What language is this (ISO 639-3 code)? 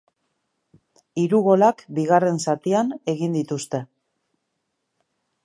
eus